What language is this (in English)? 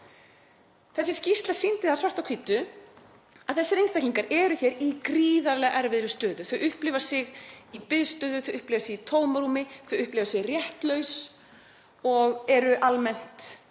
Icelandic